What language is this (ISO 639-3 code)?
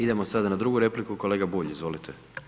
hrv